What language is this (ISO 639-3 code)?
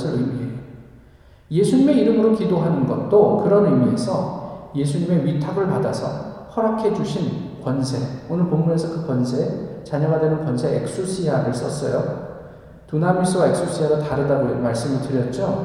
kor